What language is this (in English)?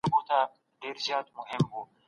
Pashto